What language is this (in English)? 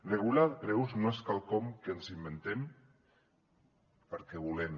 Catalan